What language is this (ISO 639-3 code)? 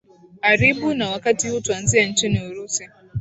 swa